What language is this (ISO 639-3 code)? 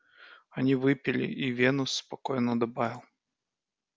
rus